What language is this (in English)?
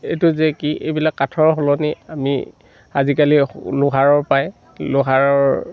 Assamese